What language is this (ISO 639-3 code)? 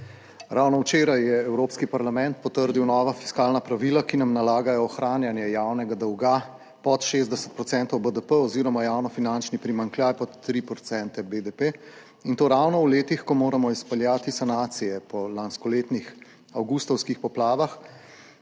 slv